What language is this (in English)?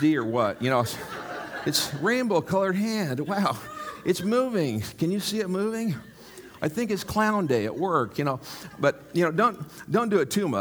English